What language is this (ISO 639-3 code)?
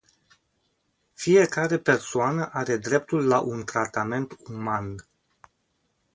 ron